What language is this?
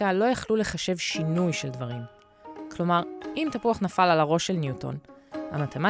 Hebrew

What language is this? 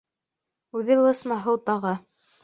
Bashkir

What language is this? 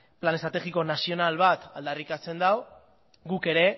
Basque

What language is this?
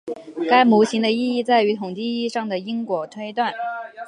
Chinese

